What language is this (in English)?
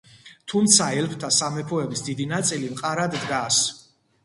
Georgian